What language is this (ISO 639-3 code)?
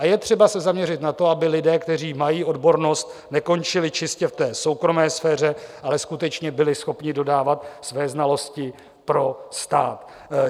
ces